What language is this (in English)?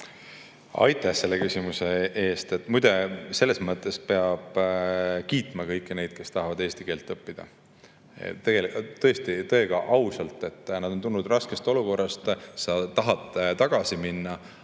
Estonian